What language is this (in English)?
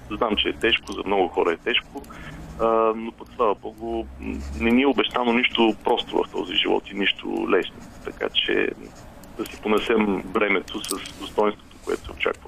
Bulgarian